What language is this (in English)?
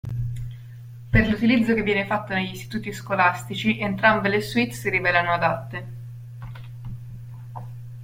Italian